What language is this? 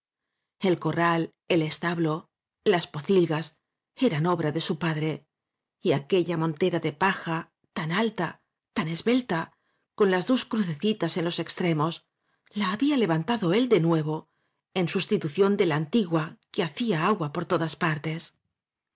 Spanish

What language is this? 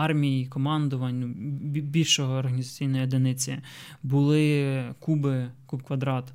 Ukrainian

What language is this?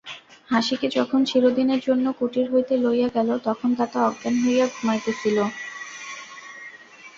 Bangla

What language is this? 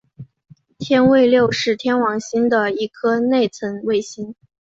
Chinese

